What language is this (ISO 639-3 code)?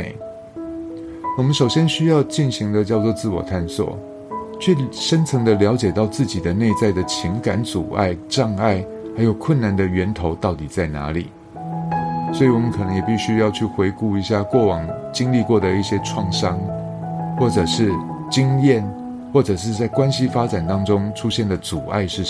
zho